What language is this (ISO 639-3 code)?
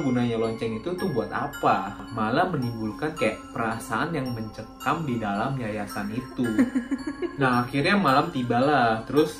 ind